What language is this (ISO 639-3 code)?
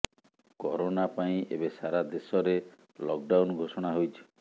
ori